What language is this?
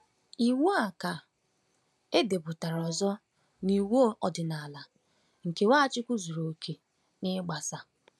Igbo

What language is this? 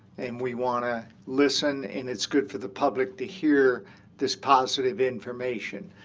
English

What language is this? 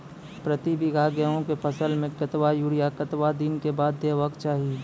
Maithili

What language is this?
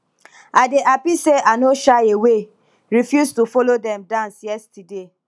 Nigerian Pidgin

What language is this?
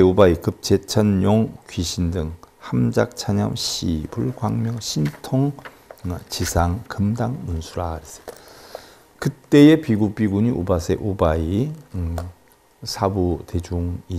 Korean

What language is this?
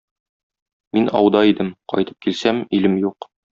Tatar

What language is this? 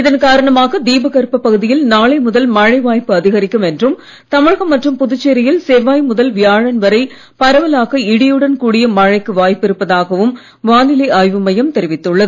Tamil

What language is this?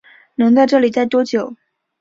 Chinese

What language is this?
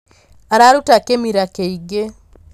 Kikuyu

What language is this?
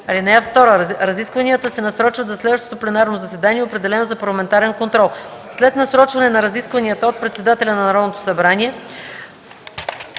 Bulgarian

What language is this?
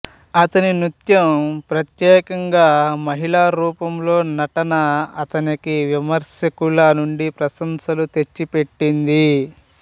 Telugu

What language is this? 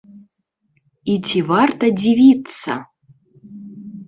Belarusian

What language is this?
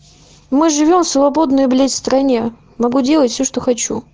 Russian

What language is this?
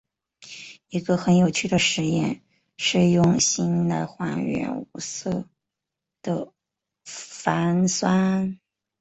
Chinese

